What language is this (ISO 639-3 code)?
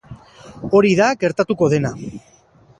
eus